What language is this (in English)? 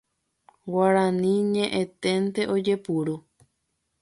Guarani